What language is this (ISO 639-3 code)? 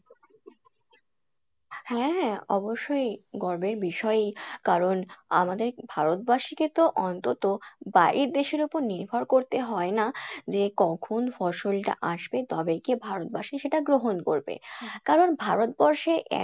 ben